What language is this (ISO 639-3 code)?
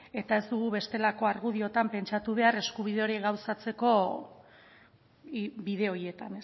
eus